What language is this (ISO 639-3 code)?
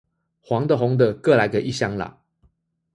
zho